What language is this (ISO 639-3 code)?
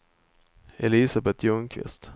swe